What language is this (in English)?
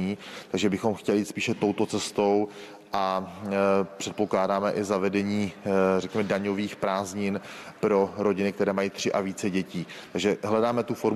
Czech